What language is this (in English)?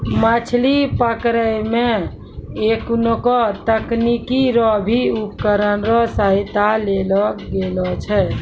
Maithili